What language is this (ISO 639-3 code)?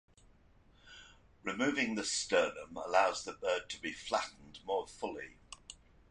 eng